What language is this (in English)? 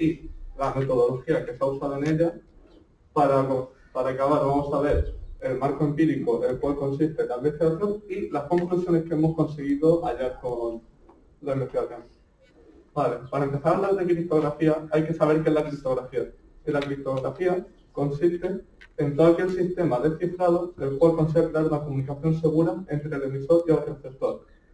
Spanish